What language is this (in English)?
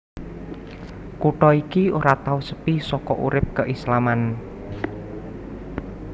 Javanese